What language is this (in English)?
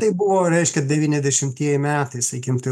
Lithuanian